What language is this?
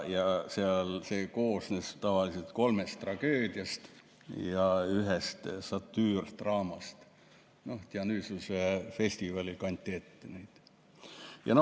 Estonian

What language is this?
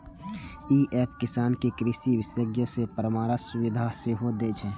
Maithili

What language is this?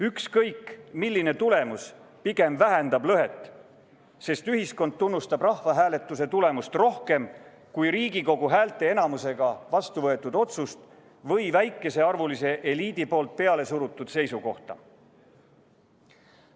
Estonian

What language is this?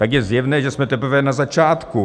Czech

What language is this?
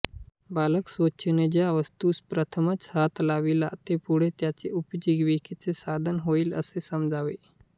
Marathi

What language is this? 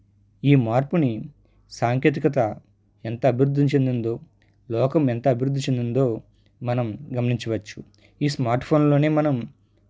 Telugu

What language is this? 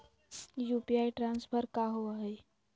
Magahi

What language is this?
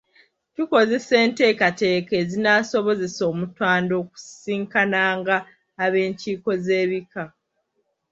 Ganda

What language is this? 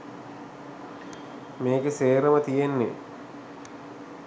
Sinhala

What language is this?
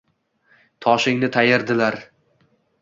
Uzbek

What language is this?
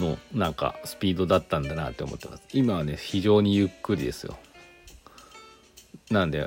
Japanese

